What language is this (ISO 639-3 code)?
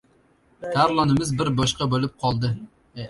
uzb